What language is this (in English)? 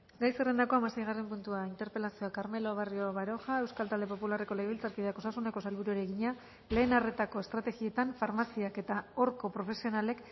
Basque